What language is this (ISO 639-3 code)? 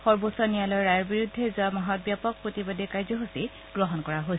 asm